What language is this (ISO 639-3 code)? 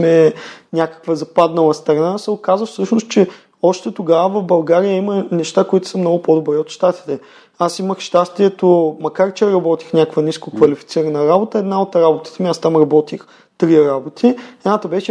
bul